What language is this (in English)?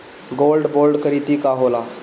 Bhojpuri